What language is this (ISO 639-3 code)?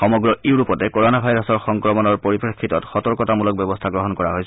asm